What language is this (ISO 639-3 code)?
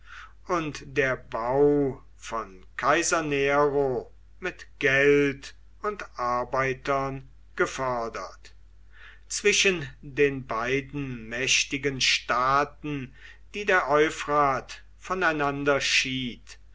deu